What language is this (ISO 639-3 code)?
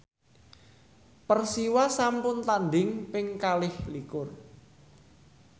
jav